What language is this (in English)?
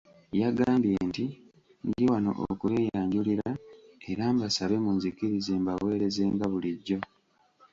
Ganda